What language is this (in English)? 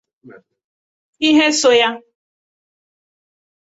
Igbo